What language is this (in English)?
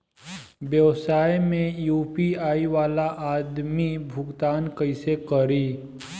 Bhojpuri